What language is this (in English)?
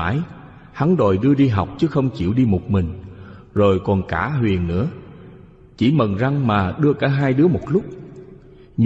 Vietnamese